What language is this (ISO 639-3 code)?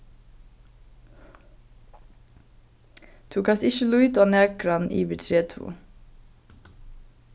fao